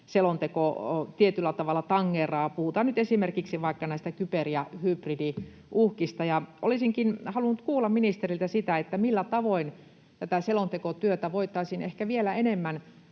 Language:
Finnish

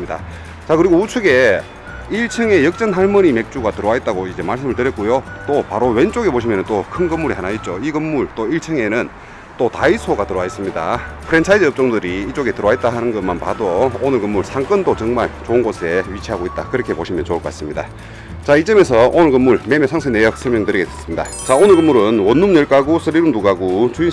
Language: Korean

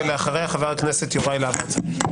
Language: Hebrew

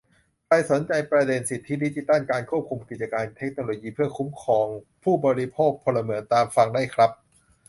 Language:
Thai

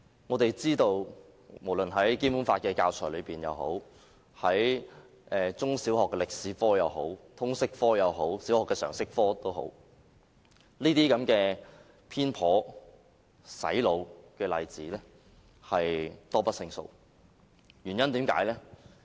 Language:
Cantonese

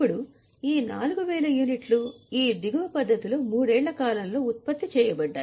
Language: Telugu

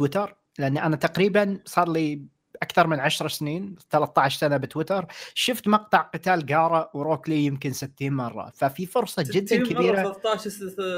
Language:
Arabic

